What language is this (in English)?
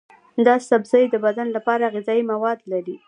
Pashto